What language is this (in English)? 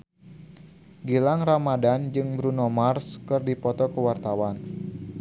Sundanese